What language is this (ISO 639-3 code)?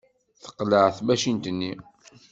kab